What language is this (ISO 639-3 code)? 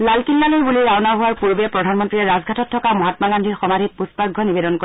asm